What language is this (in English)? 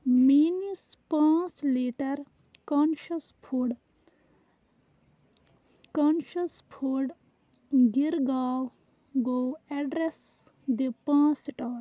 Kashmiri